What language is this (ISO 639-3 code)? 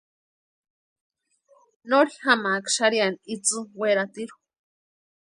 pua